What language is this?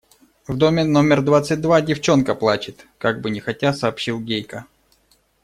Russian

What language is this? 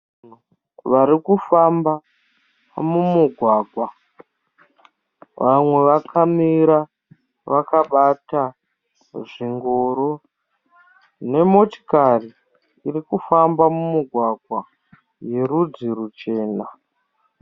Shona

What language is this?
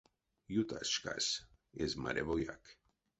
Erzya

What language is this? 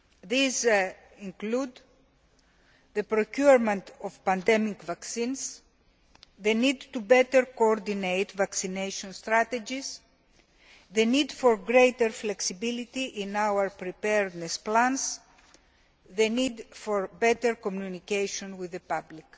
English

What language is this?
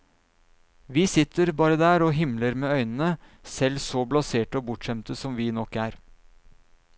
Norwegian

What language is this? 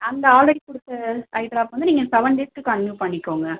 Tamil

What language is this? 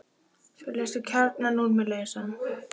Icelandic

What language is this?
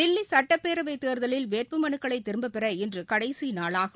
Tamil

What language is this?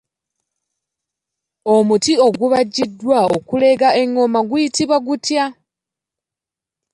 Ganda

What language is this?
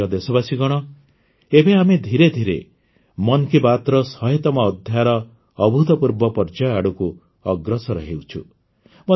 Odia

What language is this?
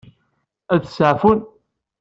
Kabyle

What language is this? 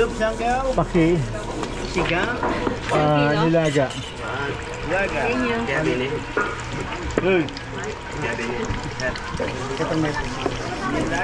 Filipino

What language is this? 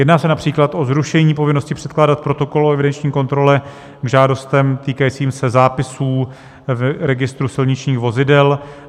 Czech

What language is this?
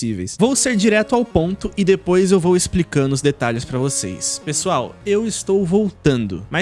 Portuguese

